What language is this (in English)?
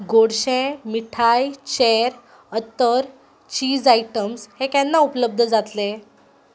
Konkani